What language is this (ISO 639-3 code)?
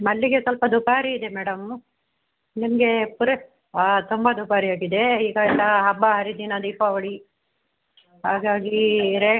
kan